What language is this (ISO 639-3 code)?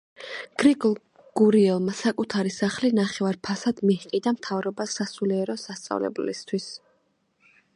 kat